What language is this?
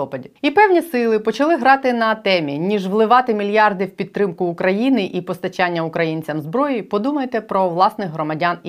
Ukrainian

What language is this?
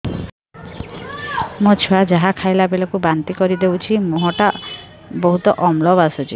Odia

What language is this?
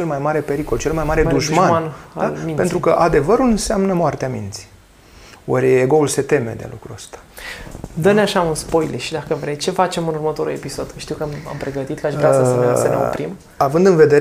Romanian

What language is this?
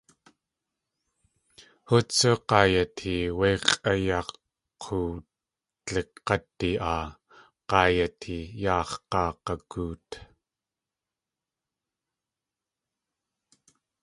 Tlingit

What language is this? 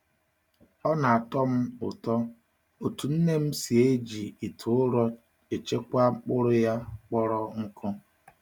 Igbo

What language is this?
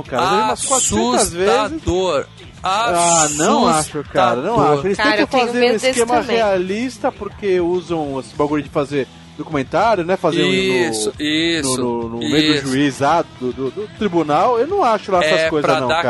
Portuguese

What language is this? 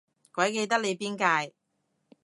Cantonese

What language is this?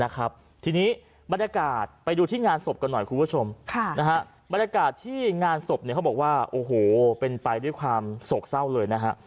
Thai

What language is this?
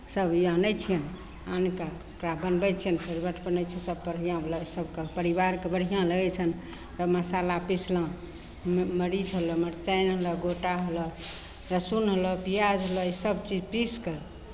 Maithili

